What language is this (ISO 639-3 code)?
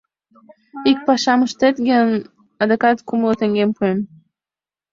chm